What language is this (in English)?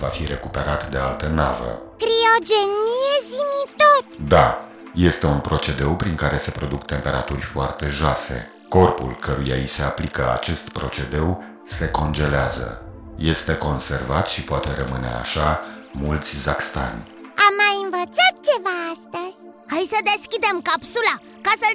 Romanian